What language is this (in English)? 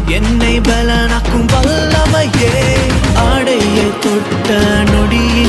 Urdu